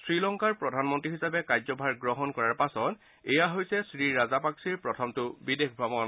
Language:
Assamese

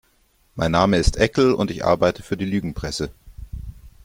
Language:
German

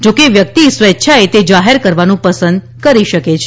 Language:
Gujarati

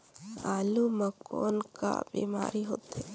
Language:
Chhattisgarhi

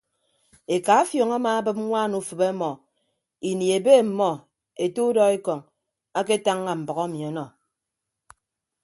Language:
Ibibio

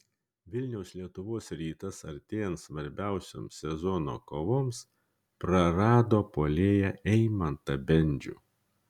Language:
Lithuanian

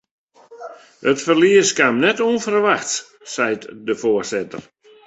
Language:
Western Frisian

